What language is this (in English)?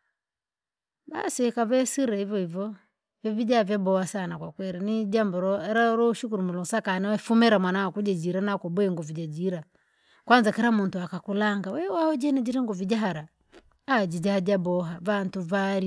Langi